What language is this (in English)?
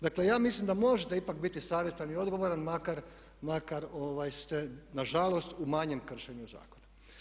Croatian